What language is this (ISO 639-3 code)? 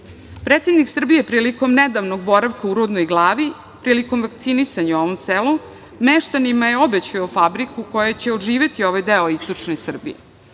srp